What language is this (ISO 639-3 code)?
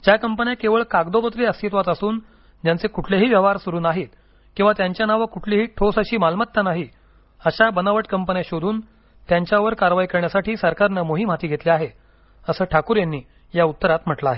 mar